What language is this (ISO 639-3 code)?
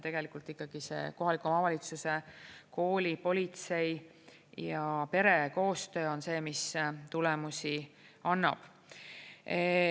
est